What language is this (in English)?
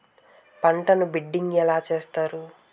Telugu